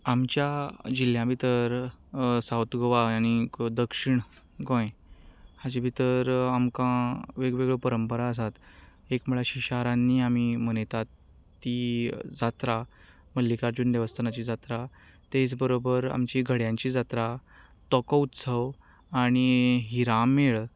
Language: Konkani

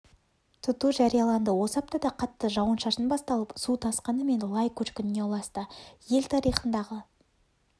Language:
Kazakh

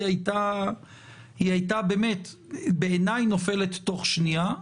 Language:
Hebrew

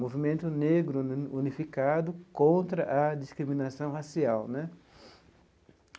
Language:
Portuguese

